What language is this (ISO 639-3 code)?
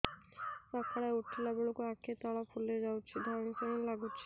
ori